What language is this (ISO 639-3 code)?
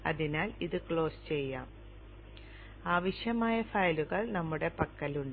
mal